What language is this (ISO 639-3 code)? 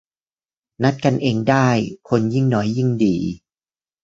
tha